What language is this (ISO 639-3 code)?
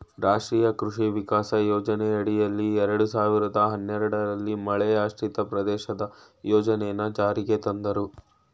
kan